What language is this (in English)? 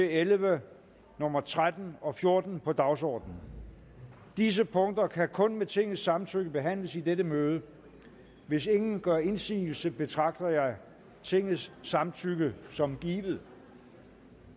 Danish